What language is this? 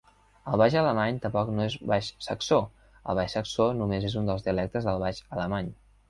Catalan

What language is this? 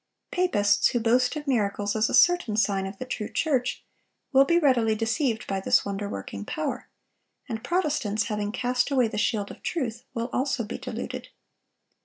English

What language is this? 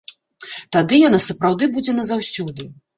Belarusian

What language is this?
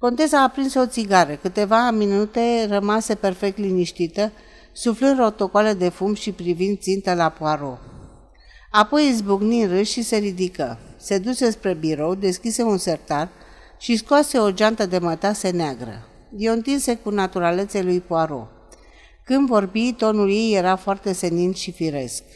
Romanian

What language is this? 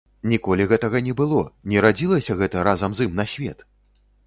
Belarusian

